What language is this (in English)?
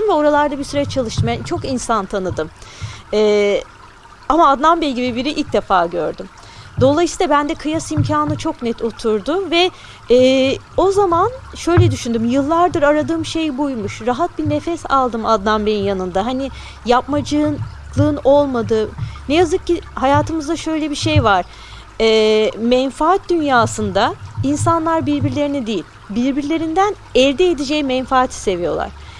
Turkish